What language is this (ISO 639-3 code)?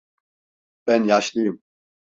tur